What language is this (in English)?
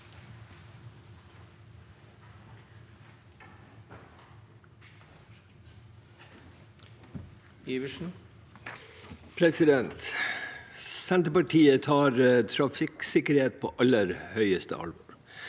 Norwegian